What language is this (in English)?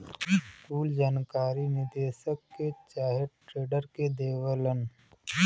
Bhojpuri